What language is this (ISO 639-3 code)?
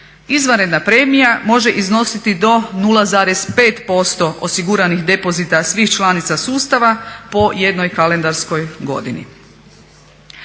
hrv